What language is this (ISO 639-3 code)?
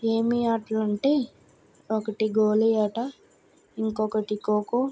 tel